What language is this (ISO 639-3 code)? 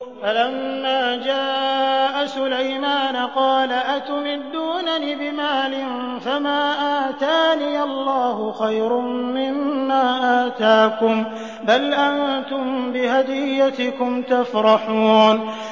ara